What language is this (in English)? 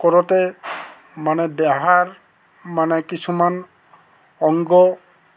Assamese